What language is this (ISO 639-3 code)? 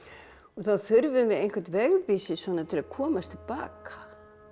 isl